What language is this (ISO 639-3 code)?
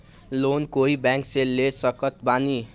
bho